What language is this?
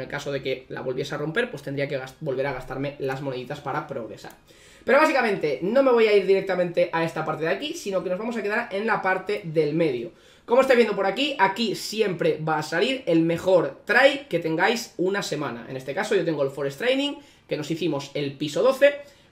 Spanish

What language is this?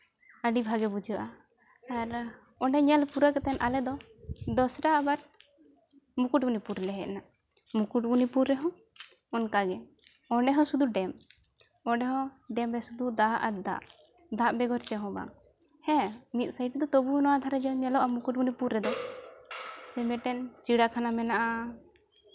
Santali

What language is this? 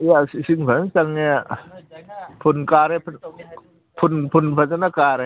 Manipuri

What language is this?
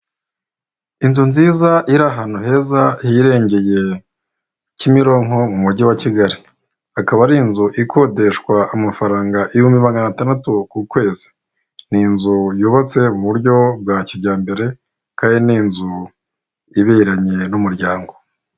Kinyarwanda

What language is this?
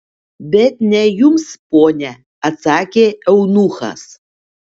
Lithuanian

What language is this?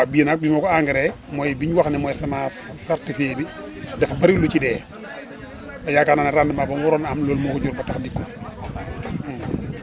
Wolof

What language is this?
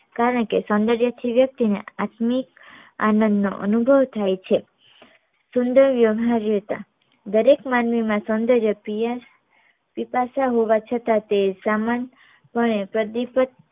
Gujarati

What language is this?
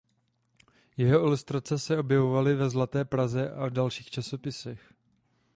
Czech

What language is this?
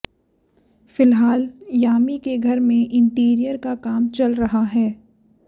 Hindi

